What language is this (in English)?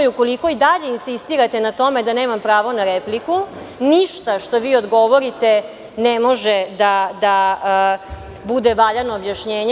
Serbian